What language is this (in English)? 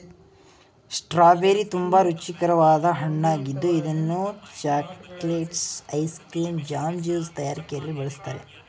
Kannada